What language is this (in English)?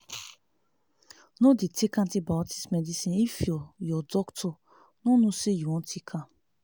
Nigerian Pidgin